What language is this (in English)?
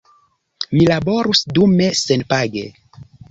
Esperanto